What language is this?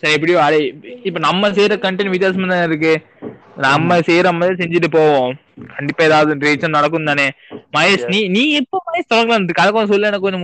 Tamil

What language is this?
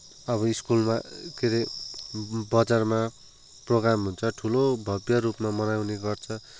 Nepali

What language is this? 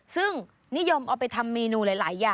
Thai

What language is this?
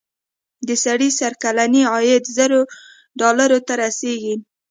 Pashto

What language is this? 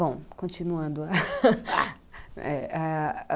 Portuguese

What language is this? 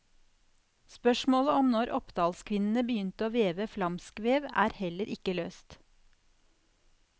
Norwegian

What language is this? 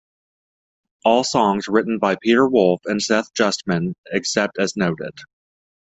English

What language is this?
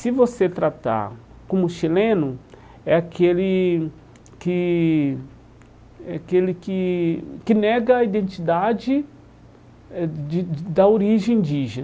Portuguese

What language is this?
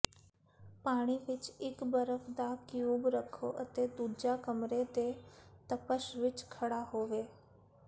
Punjabi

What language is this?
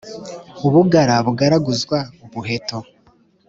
Kinyarwanda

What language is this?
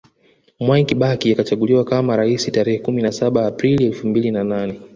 Swahili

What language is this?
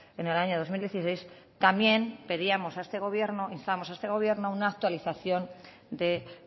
Spanish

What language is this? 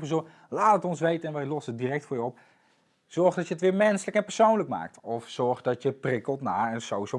Dutch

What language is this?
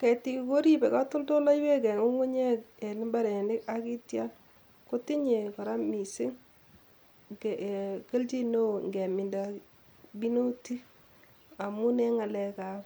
Kalenjin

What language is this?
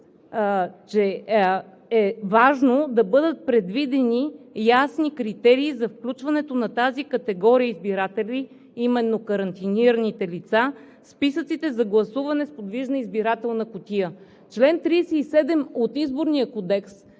Bulgarian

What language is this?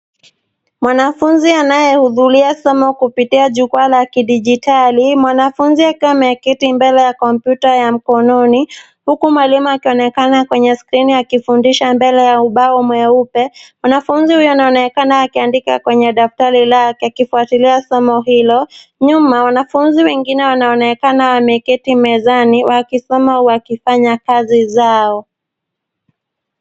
Swahili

